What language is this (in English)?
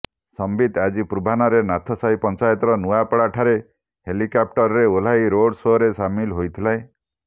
Odia